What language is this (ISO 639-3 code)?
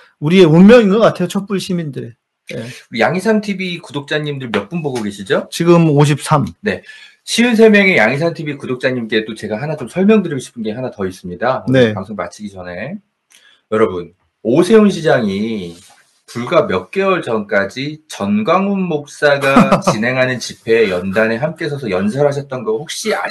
kor